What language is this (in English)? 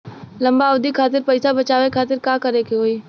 Bhojpuri